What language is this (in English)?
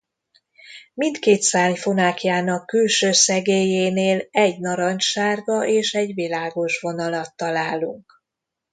Hungarian